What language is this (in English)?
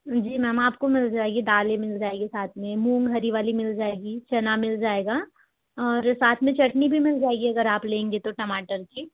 Hindi